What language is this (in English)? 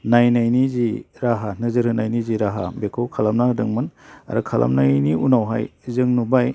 Bodo